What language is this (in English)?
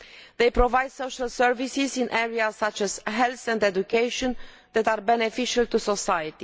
English